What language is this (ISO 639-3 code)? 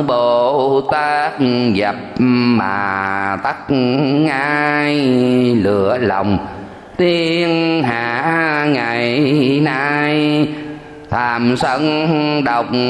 vie